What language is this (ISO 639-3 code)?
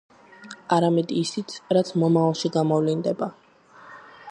kat